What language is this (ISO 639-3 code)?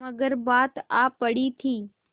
hin